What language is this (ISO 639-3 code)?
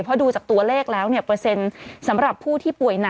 tha